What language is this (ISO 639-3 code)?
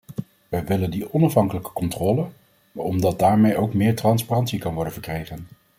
nld